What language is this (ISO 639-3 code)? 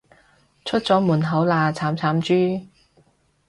yue